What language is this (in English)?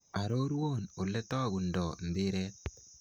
Kalenjin